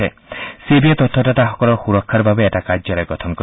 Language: Assamese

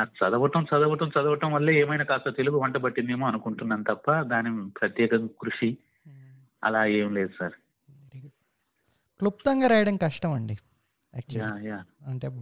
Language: Telugu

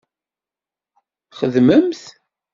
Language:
Kabyle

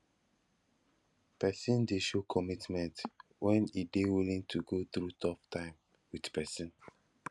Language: Nigerian Pidgin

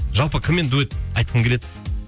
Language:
Kazakh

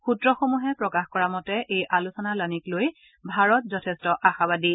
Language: Assamese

